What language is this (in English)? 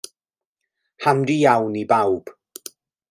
Welsh